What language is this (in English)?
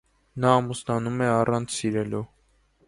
Armenian